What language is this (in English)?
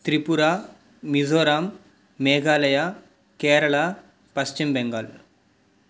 Telugu